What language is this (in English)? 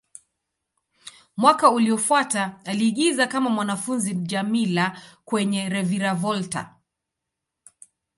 Swahili